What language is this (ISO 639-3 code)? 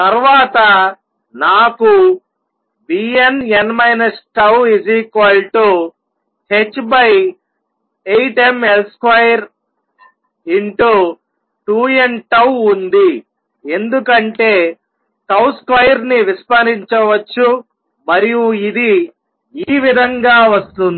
tel